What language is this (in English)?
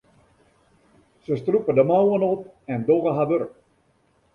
Western Frisian